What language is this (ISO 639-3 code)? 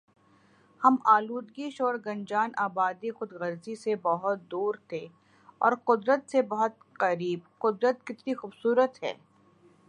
urd